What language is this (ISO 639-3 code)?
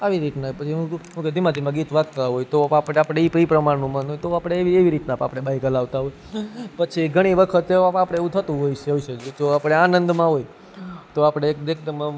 guj